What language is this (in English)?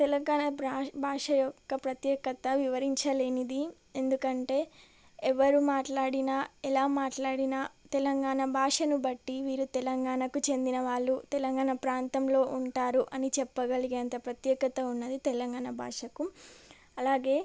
Telugu